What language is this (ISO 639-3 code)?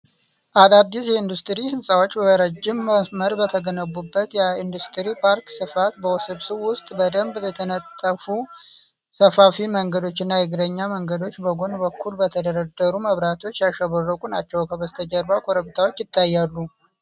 amh